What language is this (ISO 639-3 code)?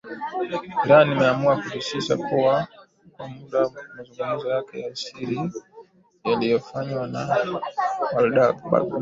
swa